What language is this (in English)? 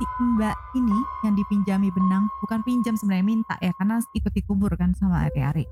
Indonesian